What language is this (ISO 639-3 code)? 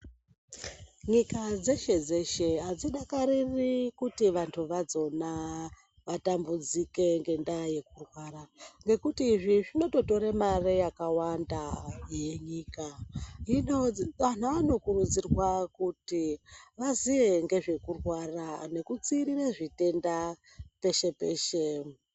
ndc